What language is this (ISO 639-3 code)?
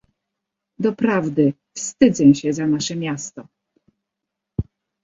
pol